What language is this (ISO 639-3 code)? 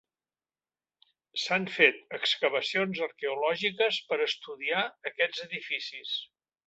cat